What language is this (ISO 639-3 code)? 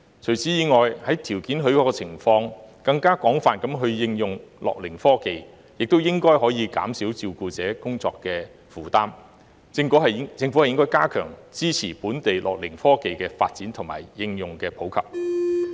yue